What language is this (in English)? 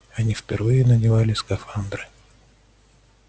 Russian